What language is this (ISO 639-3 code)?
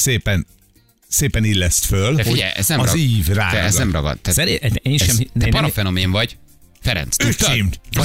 hun